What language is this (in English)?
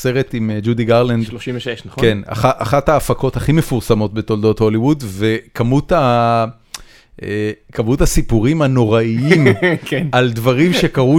Hebrew